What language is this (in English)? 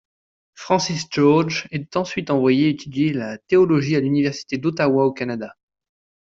French